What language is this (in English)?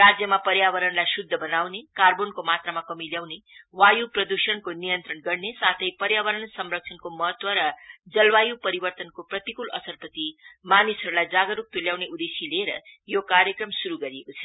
Nepali